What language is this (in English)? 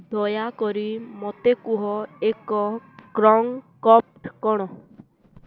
Odia